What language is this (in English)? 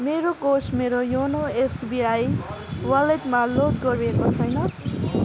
Nepali